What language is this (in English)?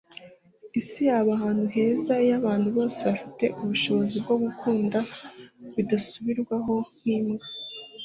Kinyarwanda